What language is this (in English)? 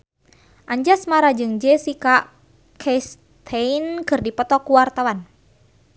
Sundanese